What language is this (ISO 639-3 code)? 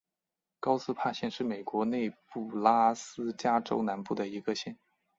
zho